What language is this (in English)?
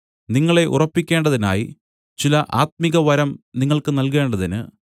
Malayalam